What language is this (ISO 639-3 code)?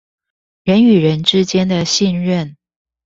zho